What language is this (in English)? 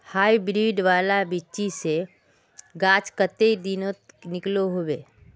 Magahi